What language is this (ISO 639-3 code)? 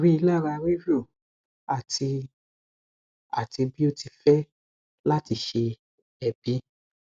yor